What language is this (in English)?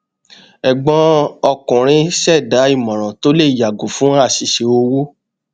Yoruba